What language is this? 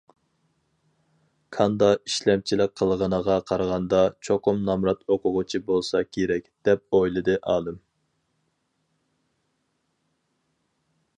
Uyghur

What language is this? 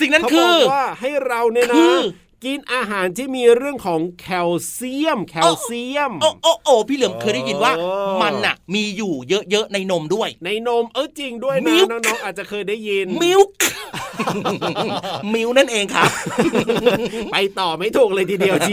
Thai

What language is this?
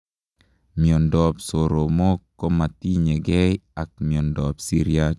Kalenjin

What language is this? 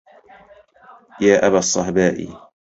Arabic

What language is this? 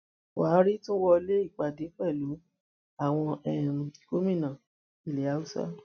Yoruba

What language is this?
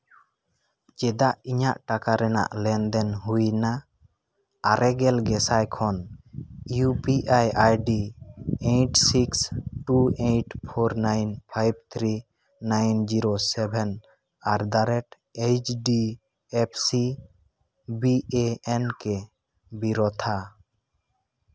Santali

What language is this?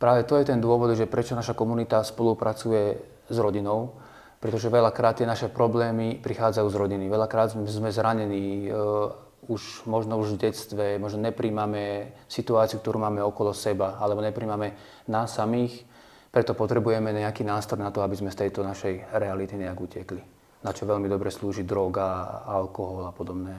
Slovak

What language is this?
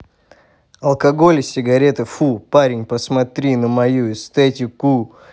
Russian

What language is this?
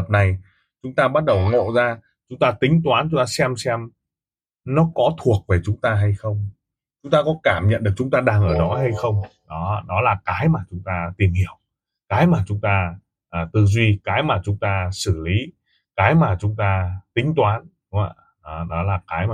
Vietnamese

